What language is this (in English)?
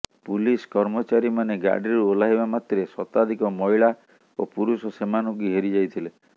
Odia